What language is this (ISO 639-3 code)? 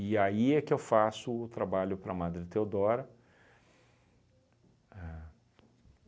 por